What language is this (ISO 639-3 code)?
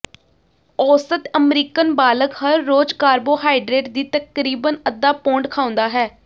pan